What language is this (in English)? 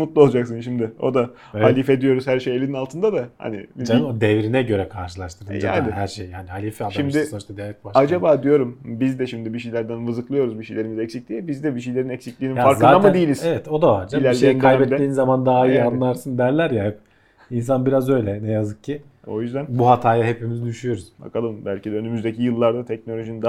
Turkish